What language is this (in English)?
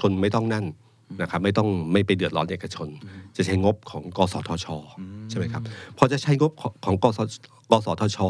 Thai